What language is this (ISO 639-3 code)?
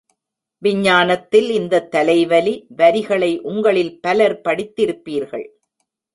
tam